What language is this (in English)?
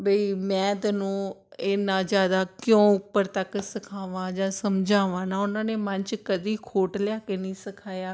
Punjabi